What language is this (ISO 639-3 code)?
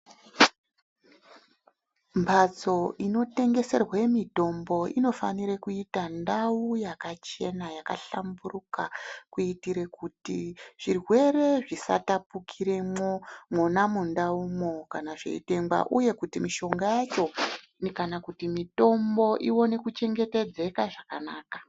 ndc